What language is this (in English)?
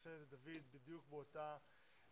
Hebrew